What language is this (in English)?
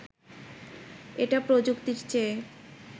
Bangla